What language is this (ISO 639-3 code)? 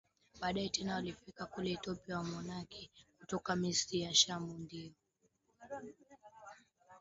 swa